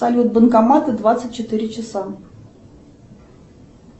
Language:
Russian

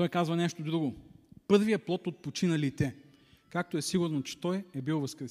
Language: Bulgarian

